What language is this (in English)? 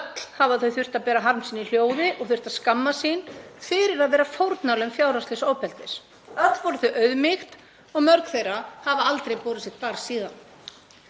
Icelandic